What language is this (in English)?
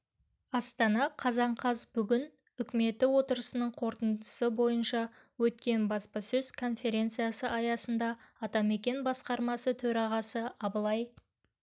Kazakh